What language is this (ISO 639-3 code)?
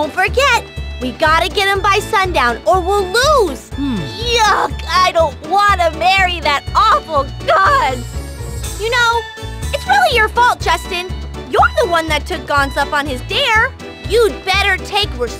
eng